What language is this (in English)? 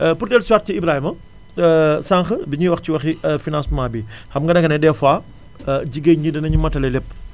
Wolof